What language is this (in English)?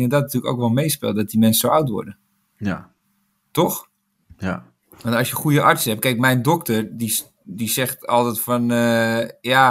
Dutch